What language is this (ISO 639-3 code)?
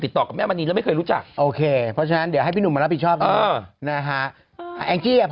tha